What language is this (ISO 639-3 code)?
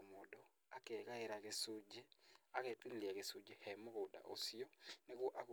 kik